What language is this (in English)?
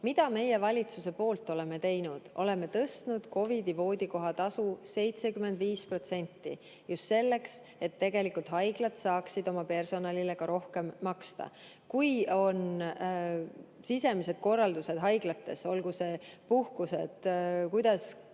Estonian